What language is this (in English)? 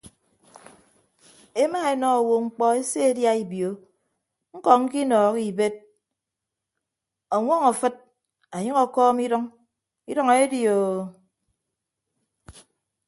Ibibio